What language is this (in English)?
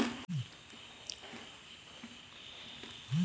Kannada